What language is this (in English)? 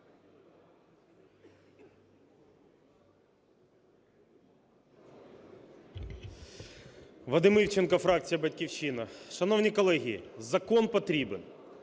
Ukrainian